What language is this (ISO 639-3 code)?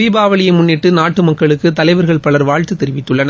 tam